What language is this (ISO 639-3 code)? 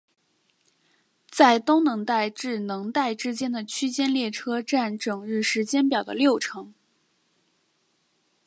zho